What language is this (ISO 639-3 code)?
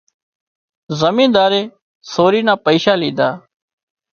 kxp